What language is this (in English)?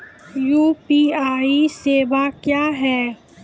Maithili